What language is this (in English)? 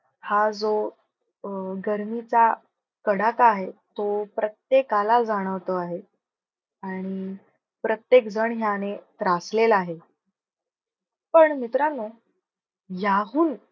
Marathi